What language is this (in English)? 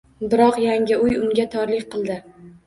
Uzbek